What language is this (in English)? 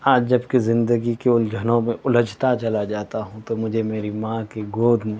Urdu